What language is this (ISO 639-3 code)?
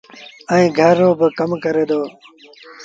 sbn